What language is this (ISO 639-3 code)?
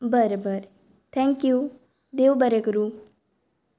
kok